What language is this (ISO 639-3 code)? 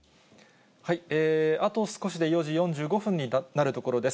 jpn